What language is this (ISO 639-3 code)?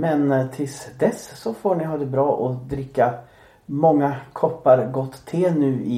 swe